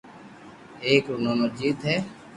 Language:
Loarki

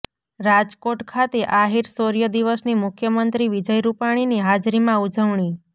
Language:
Gujarati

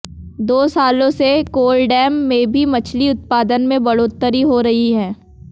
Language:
Hindi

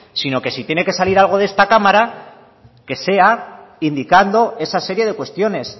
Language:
Spanish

